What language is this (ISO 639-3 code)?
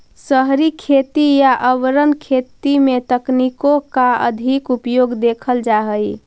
mag